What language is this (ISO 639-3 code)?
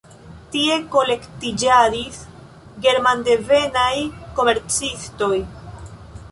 epo